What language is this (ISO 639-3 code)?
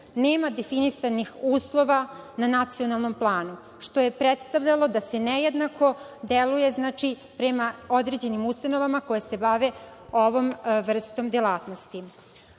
srp